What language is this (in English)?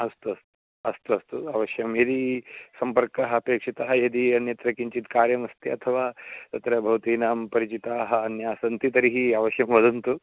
Sanskrit